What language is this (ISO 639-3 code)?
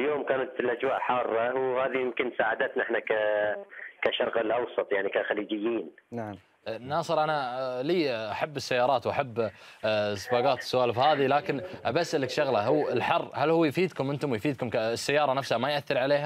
ara